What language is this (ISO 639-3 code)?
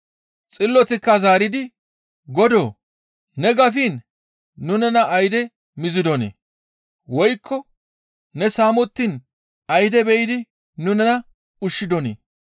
gmv